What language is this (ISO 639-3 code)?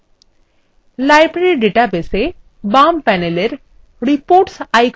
ben